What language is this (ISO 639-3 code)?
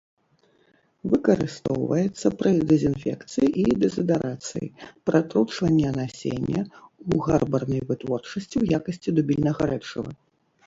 bel